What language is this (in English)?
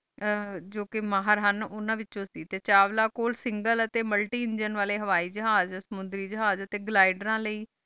Punjabi